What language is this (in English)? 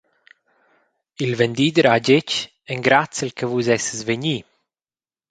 Romansh